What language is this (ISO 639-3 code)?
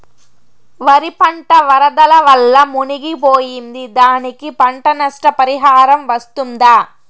tel